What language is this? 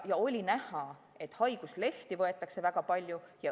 Estonian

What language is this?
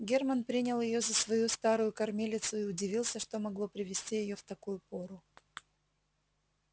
Russian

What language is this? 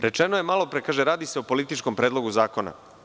Serbian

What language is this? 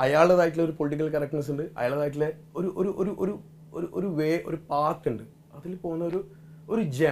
Malayalam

